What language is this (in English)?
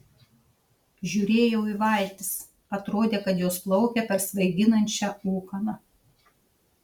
Lithuanian